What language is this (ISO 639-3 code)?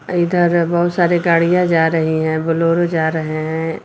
hin